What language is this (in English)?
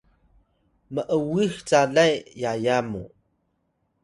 Atayal